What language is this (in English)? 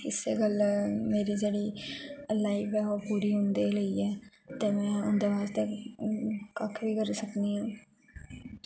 Dogri